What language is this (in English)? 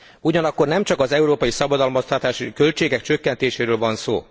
Hungarian